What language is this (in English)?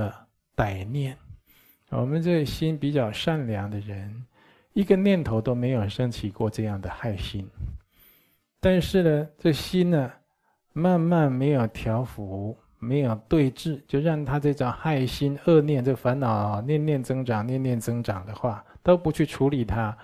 Chinese